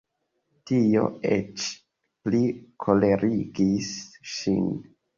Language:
Esperanto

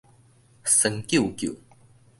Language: Min Nan Chinese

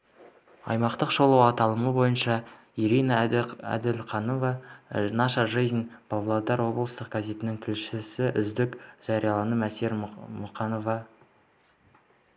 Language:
Kazakh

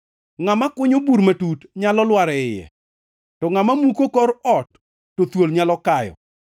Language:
Luo (Kenya and Tanzania)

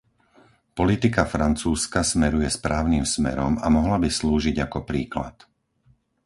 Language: Slovak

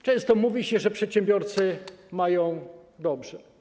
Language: Polish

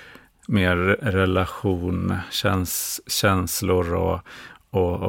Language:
Swedish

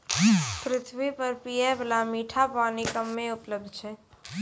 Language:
Maithili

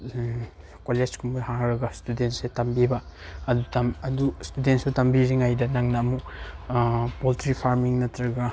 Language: Manipuri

